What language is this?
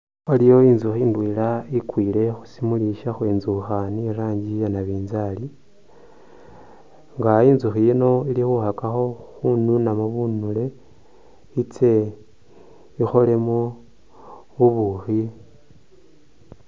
Masaaba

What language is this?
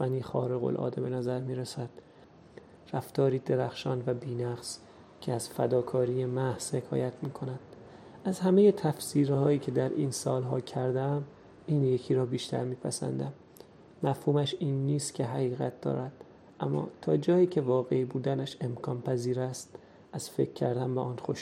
Persian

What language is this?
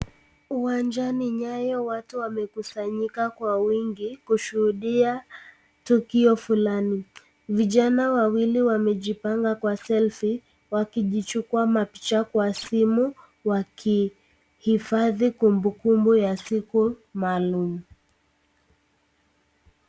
Swahili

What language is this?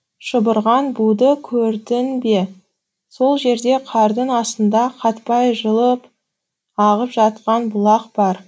Kazakh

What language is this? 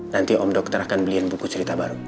Indonesian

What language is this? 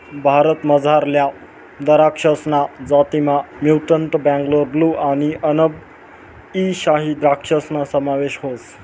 Marathi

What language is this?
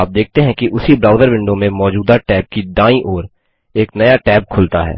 Hindi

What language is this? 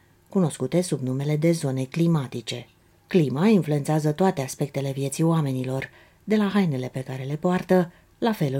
Romanian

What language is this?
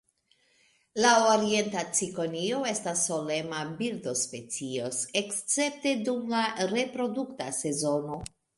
Esperanto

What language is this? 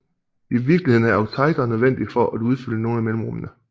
Danish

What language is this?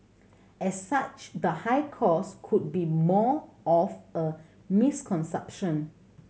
English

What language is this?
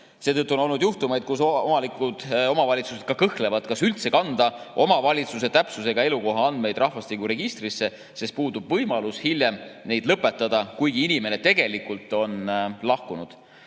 Estonian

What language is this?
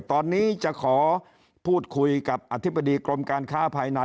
Thai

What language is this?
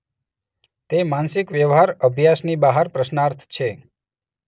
Gujarati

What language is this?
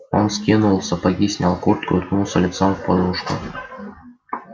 Russian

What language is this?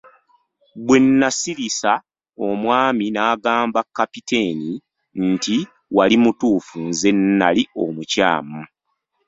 Ganda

